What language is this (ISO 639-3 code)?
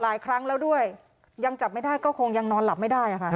tha